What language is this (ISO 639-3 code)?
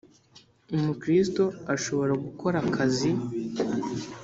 kin